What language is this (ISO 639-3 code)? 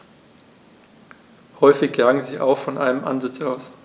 deu